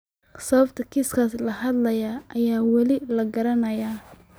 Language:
Somali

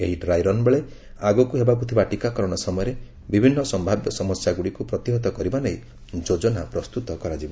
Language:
Odia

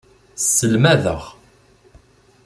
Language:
Kabyle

